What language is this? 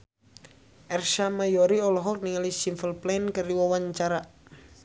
Sundanese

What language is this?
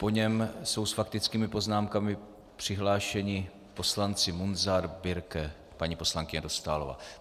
Czech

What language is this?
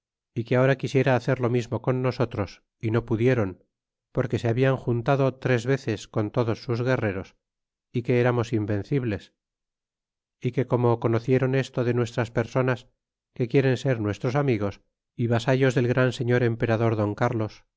Spanish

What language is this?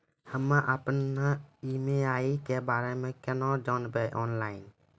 Maithili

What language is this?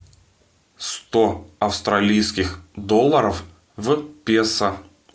Russian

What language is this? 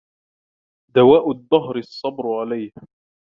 Arabic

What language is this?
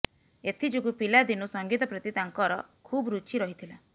Odia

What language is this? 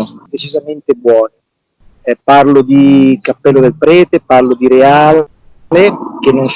Italian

